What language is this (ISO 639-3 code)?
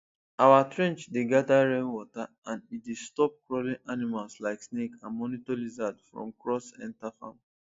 pcm